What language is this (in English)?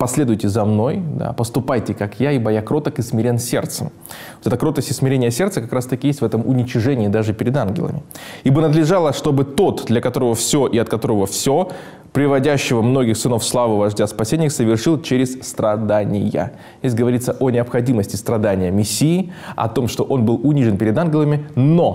Russian